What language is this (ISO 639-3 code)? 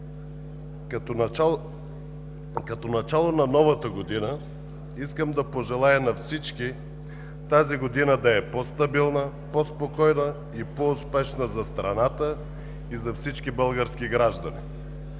bul